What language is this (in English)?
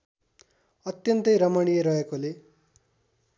Nepali